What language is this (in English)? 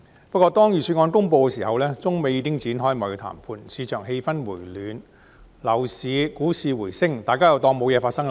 Cantonese